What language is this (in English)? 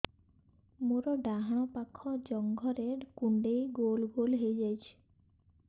Odia